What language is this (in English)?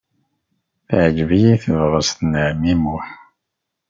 Kabyle